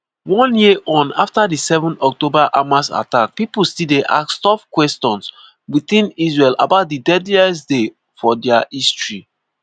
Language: Nigerian Pidgin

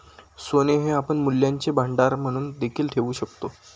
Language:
Marathi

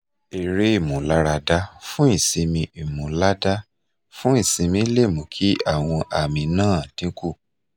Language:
Yoruba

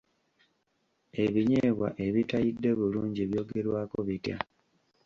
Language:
Ganda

